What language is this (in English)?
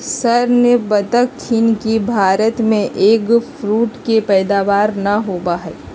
Magahi